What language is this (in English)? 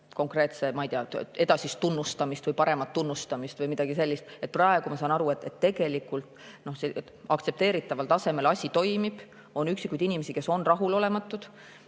Estonian